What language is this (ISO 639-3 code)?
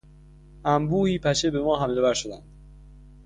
fas